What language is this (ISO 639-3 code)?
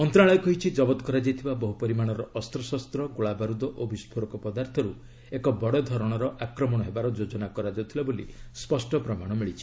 ori